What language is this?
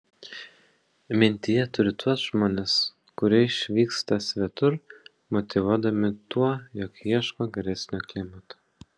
Lithuanian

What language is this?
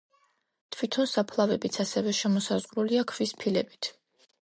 Georgian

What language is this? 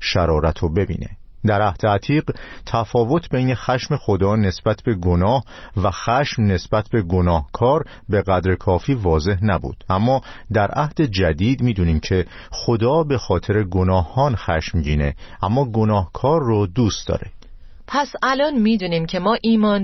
Persian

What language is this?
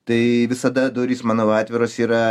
Lithuanian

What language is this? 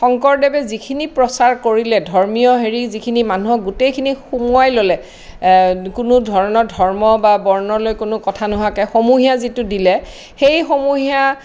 Assamese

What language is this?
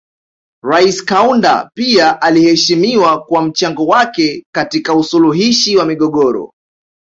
Swahili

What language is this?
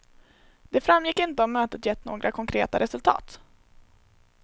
Swedish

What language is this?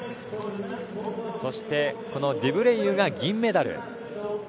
Japanese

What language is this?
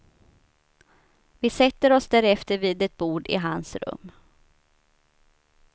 Swedish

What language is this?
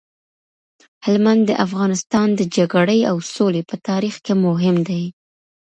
Pashto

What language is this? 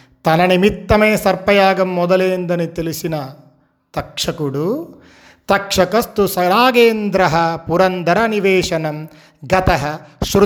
Telugu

